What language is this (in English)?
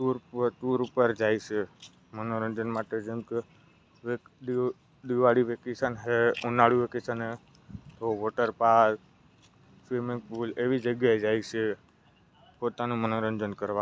Gujarati